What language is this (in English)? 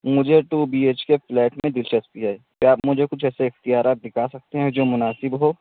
Urdu